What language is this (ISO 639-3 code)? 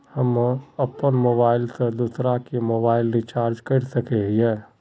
mag